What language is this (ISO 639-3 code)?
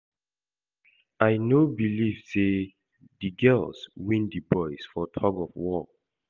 pcm